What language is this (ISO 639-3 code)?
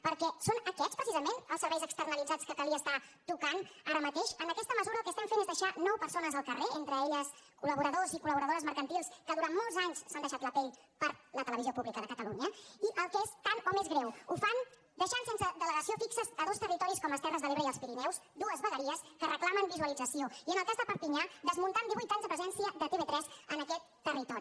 cat